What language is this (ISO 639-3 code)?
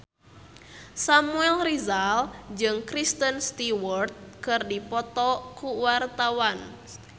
sun